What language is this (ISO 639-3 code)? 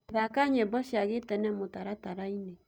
kik